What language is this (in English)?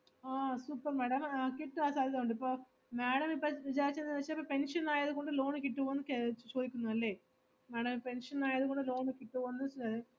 Malayalam